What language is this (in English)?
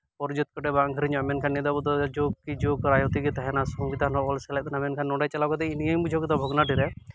Santali